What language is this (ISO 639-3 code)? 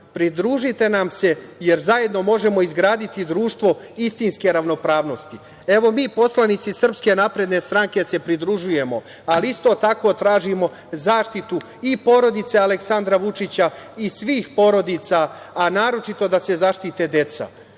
srp